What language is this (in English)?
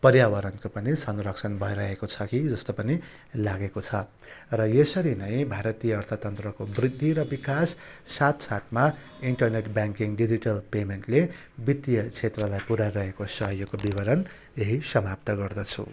Nepali